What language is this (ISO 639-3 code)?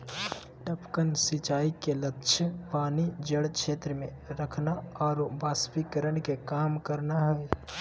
mag